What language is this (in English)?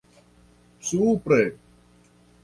Esperanto